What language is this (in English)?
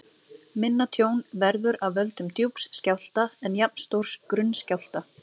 Icelandic